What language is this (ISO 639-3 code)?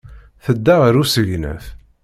kab